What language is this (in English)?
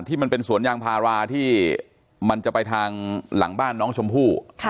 Thai